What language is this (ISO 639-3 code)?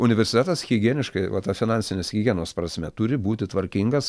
lit